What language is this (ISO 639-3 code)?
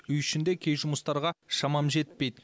kaz